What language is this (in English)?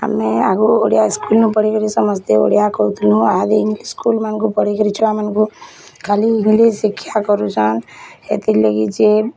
Odia